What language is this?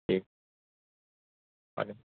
Urdu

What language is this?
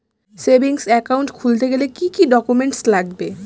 Bangla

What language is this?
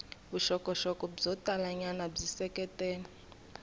Tsonga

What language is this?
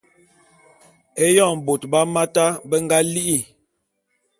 Bulu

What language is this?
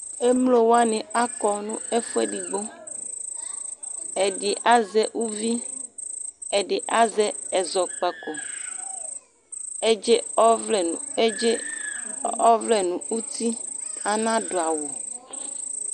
Ikposo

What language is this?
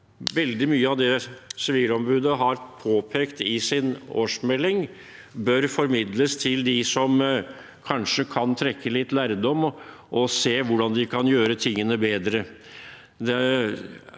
Norwegian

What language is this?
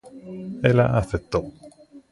Galician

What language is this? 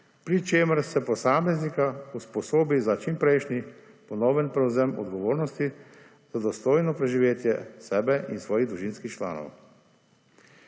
Slovenian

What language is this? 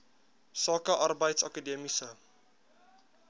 Afrikaans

